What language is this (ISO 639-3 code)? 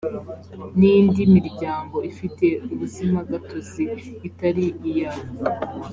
kin